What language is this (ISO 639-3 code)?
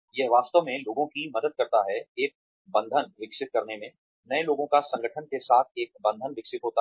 hin